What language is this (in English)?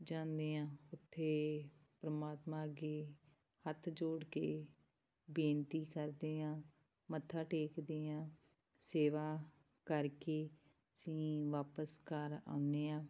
Punjabi